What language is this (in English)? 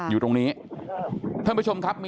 Thai